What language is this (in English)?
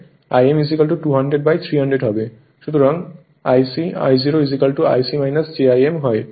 Bangla